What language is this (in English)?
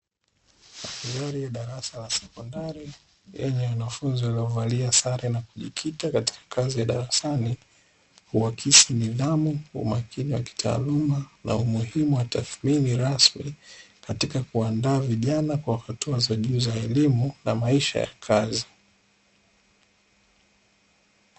Swahili